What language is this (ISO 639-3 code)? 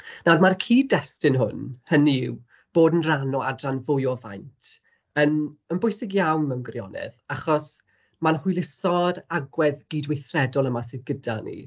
cym